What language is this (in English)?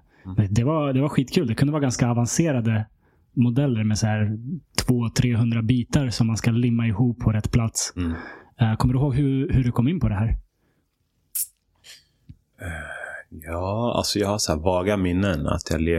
Swedish